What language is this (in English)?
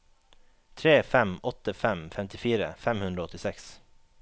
Norwegian